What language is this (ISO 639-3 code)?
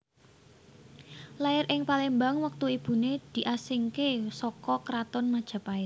jav